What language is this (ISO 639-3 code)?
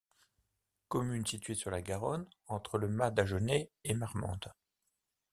fra